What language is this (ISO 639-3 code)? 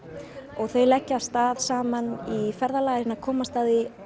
isl